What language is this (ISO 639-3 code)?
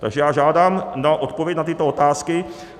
ces